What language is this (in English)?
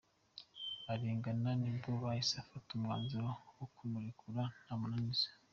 Kinyarwanda